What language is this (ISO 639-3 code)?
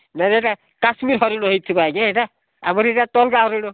ori